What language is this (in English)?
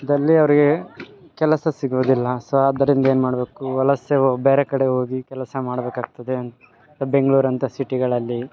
Kannada